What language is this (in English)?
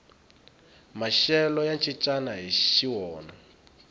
Tsonga